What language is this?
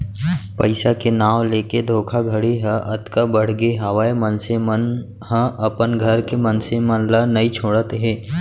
Chhattisgarhi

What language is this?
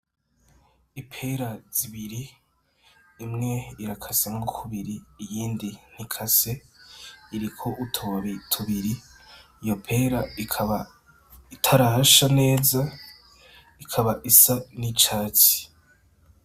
Rundi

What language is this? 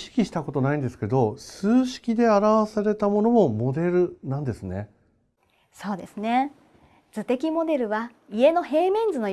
Japanese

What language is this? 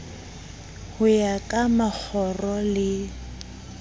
Southern Sotho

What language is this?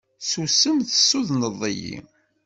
Kabyle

